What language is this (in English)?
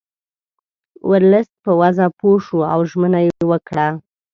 Pashto